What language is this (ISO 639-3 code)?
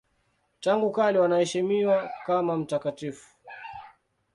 swa